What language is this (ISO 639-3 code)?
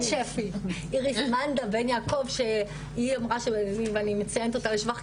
heb